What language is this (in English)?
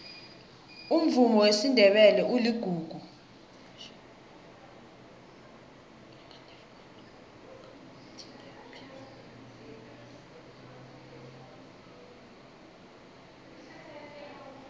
South Ndebele